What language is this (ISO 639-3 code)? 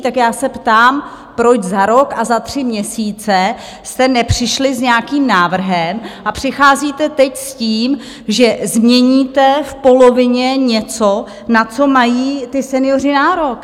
ces